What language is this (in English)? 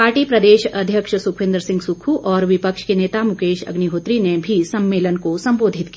Hindi